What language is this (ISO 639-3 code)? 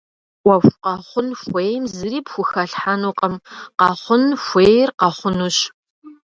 kbd